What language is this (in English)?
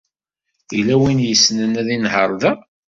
Kabyle